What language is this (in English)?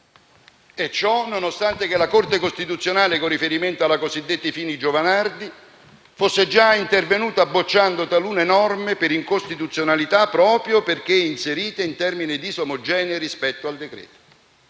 Italian